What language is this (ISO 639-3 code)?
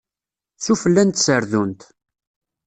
kab